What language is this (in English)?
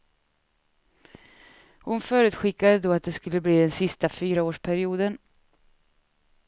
Swedish